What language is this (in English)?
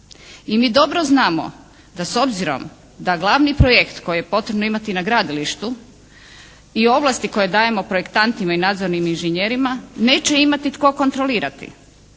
Croatian